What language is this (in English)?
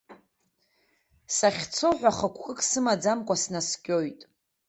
Abkhazian